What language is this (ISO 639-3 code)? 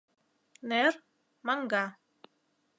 chm